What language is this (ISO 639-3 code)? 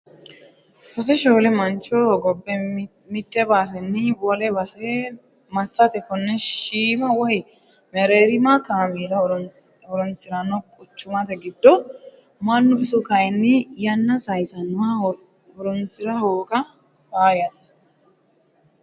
sid